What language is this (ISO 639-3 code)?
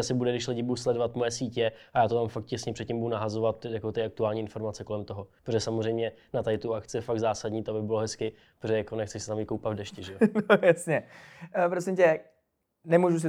ces